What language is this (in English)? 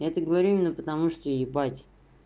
Russian